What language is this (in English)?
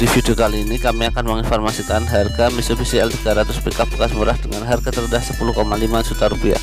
Indonesian